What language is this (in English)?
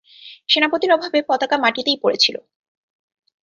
Bangla